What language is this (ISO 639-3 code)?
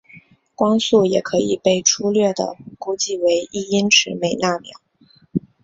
zho